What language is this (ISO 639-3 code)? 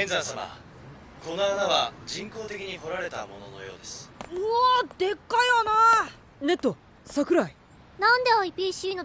jpn